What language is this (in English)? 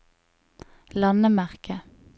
Norwegian